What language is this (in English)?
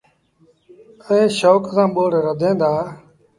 Sindhi Bhil